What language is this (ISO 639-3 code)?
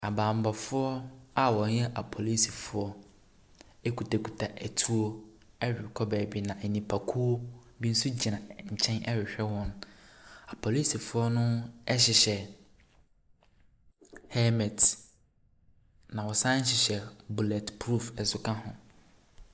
aka